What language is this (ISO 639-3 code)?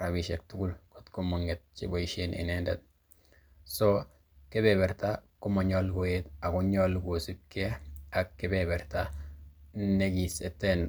kln